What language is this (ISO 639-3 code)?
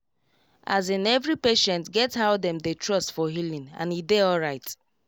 pcm